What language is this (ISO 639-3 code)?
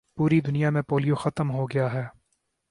urd